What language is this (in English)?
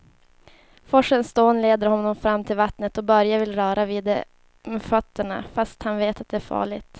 Swedish